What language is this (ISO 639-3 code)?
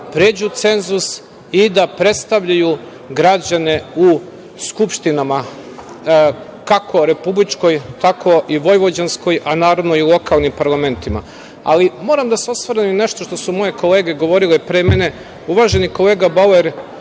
srp